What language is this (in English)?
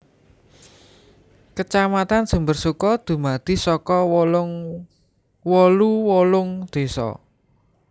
Javanese